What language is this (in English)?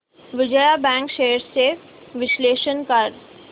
Marathi